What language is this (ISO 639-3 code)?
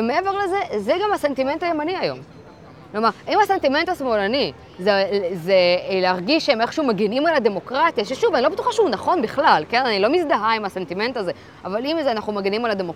heb